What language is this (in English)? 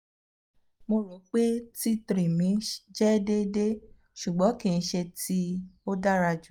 Yoruba